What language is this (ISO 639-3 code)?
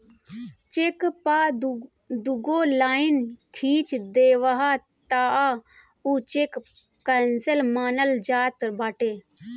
bho